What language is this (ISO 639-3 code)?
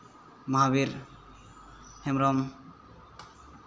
sat